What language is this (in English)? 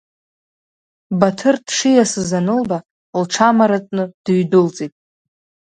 Abkhazian